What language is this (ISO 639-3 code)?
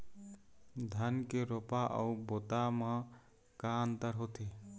hne